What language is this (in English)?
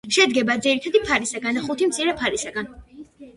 Georgian